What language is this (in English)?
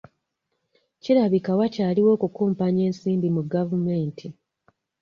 Ganda